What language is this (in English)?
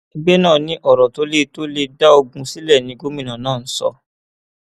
Yoruba